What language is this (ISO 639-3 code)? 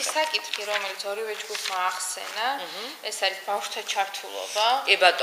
ron